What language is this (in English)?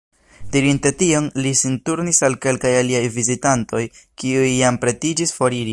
Esperanto